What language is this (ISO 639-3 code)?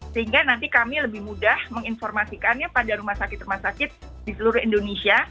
ind